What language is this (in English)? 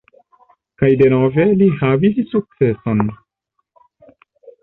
Esperanto